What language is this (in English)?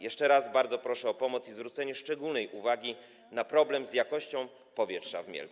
Polish